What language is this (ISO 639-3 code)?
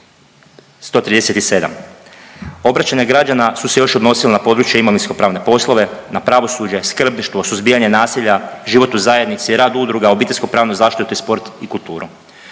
hrv